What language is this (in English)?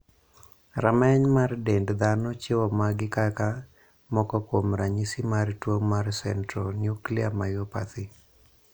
Luo (Kenya and Tanzania)